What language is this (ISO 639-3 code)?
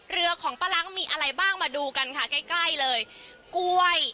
tha